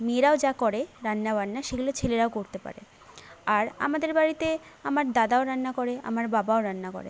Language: Bangla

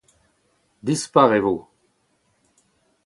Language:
Breton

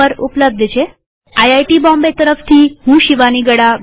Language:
Gujarati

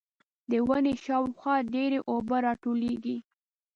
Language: Pashto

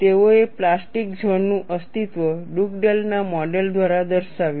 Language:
Gujarati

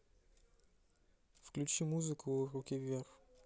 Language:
Russian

